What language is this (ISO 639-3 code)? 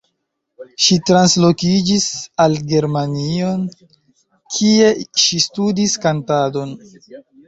epo